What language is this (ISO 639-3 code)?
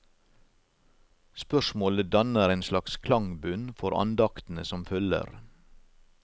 nor